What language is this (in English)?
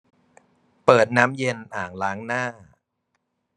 Thai